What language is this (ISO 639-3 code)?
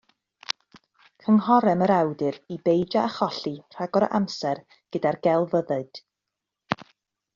cym